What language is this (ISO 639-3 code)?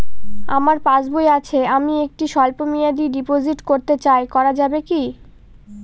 ben